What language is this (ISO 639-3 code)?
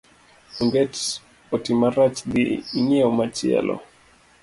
luo